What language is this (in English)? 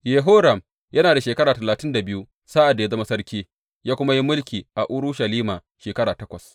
Hausa